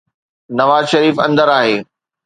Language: Sindhi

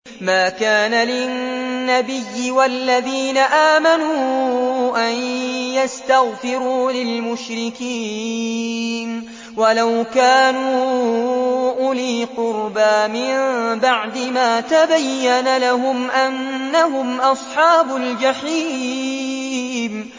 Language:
Arabic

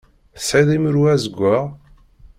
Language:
Kabyle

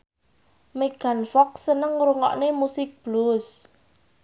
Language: Javanese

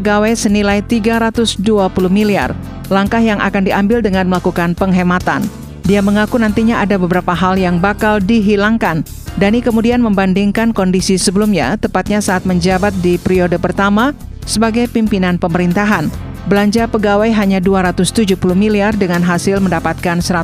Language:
Indonesian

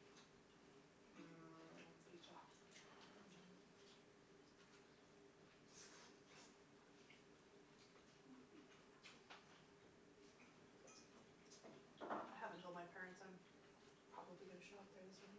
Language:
English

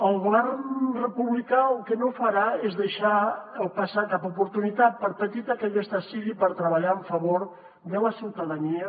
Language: Catalan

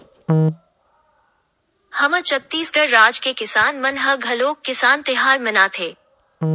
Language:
Chhattisgarhi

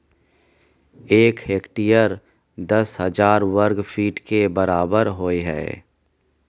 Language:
Maithili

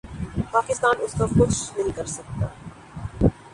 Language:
Urdu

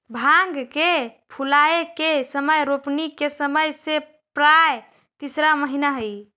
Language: Magahi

